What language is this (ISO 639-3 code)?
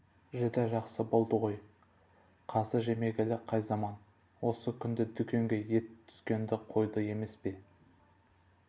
kaz